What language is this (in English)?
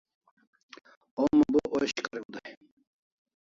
Kalasha